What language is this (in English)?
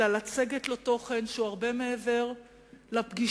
Hebrew